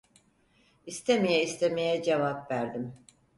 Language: Turkish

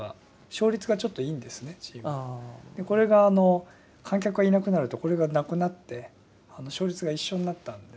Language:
Japanese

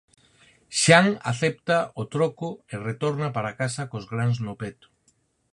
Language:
Galician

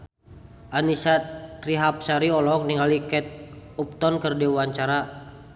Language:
Sundanese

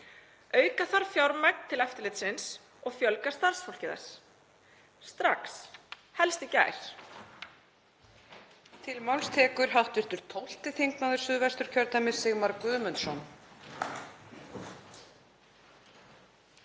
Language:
Icelandic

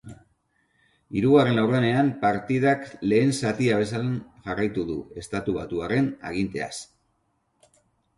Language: Basque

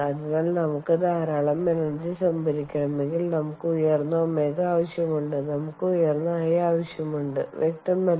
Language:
Malayalam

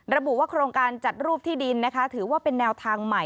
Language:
Thai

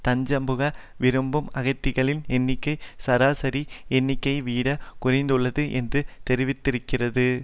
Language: Tamil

